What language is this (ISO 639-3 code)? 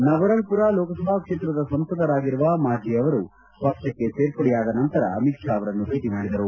kan